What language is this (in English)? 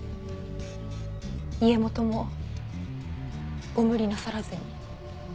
Japanese